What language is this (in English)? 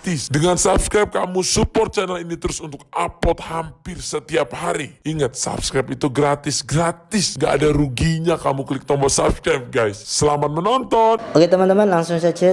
Indonesian